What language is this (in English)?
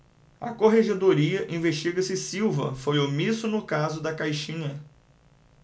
Portuguese